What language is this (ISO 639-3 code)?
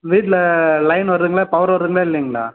tam